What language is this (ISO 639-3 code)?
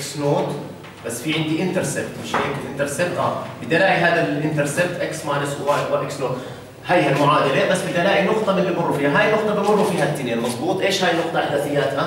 ara